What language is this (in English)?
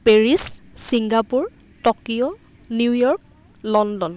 Assamese